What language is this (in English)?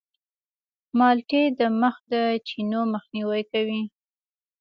Pashto